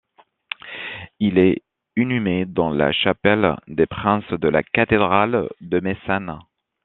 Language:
French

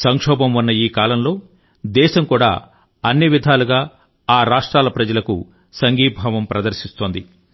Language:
Telugu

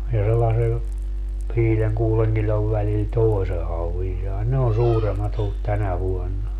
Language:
Finnish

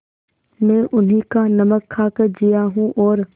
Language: Hindi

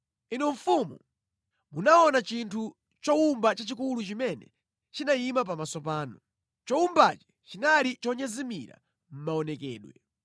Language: Nyanja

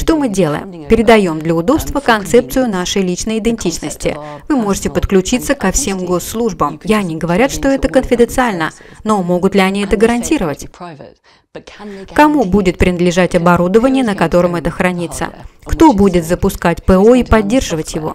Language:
Russian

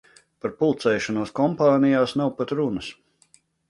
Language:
Latvian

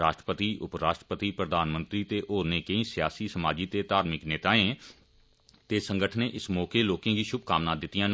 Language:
Dogri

